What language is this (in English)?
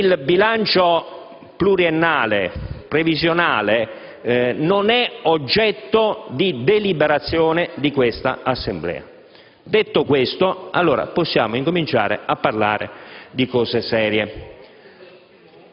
Italian